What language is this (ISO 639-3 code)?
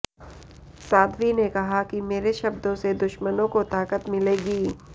hin